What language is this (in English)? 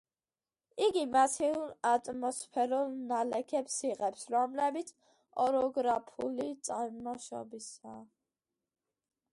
Georgian